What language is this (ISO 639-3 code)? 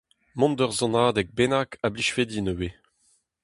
bre